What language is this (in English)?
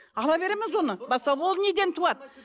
Kazakh